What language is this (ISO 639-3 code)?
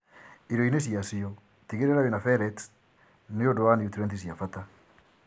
kik